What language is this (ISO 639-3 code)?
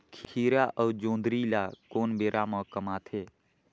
hne